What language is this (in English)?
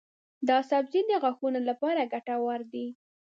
Pashto